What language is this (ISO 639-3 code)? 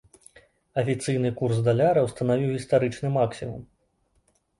bel